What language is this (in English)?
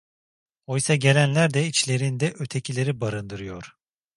Turkish